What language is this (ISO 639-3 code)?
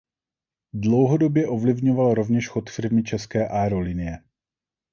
ces